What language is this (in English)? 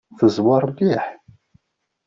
Kabyle